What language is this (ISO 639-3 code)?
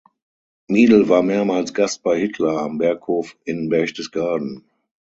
deu